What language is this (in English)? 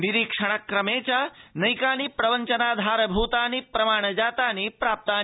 Sanskrit